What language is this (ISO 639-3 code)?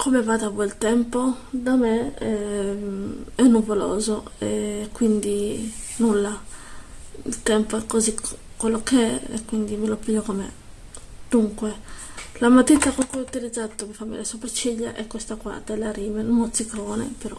ita